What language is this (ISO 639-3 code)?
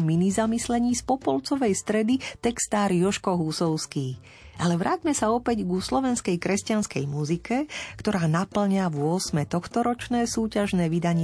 slk